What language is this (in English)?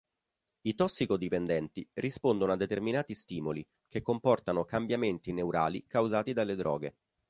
Italian